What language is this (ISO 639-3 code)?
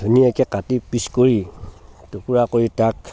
asm